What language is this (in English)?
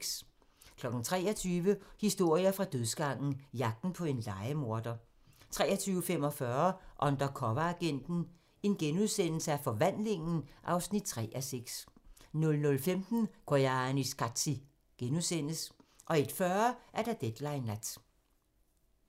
Danish